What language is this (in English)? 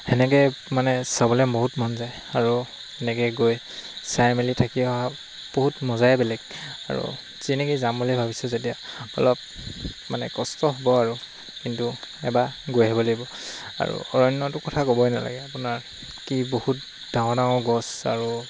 Assamese